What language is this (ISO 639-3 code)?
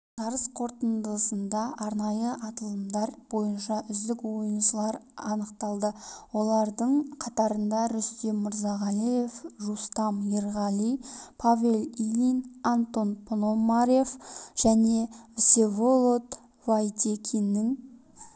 kaz